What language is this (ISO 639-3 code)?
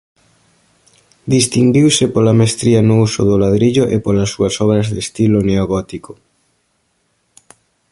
glg